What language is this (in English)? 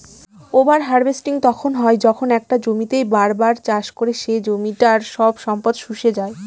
Bangla